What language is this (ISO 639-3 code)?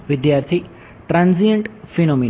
guj